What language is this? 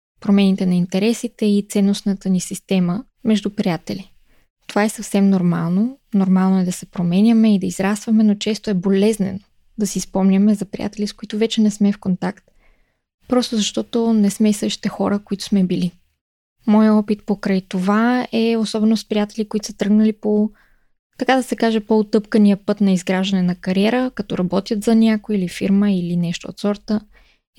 Bulgarian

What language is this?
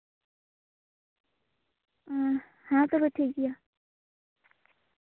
Santali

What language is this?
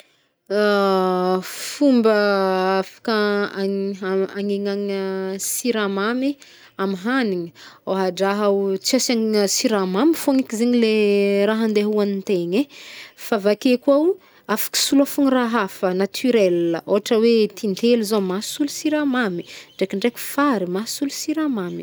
Northern Betsimisaraka Malagasy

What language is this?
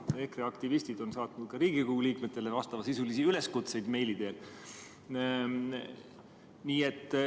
Estonian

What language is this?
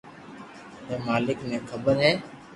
Loarki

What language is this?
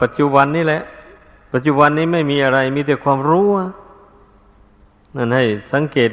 Thai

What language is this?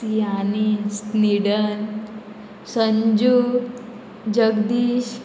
Konkani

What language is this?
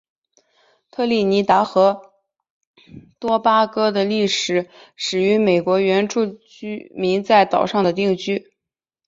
Chinese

